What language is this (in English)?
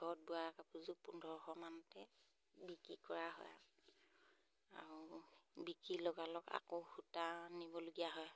Assamese